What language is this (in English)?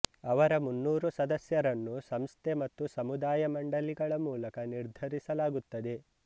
Kannada